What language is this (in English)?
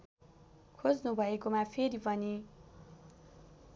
Nepali